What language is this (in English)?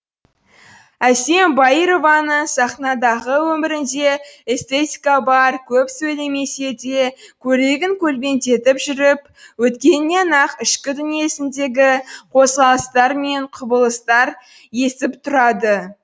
Kazakh